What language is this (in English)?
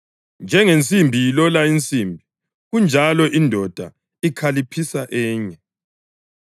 North Ndebele